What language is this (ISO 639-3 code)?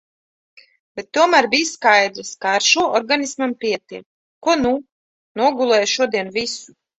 lav